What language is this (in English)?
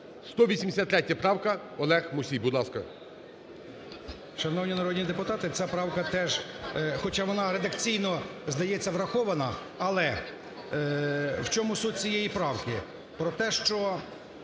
Ukrainian